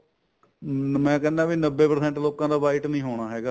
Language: Punjabi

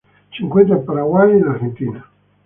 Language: Spanish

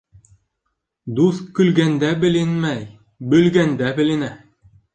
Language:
Bashkir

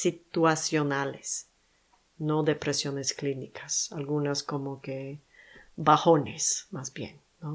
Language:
Spanish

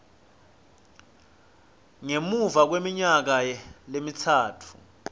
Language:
Swati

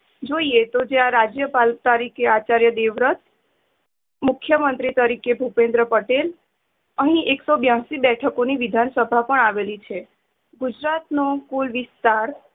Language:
Gujarati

